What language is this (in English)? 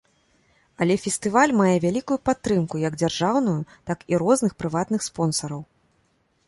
Belarusian